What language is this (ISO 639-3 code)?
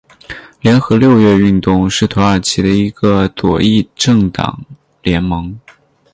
zho